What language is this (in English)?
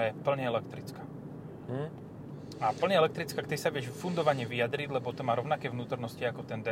Slovak